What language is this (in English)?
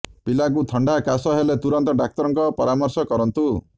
Odia